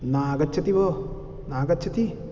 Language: Sanskrit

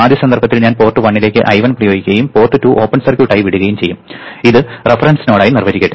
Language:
Malayalam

